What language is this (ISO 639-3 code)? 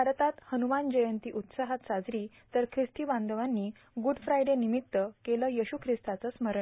mar